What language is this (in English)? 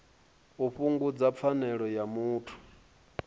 Venda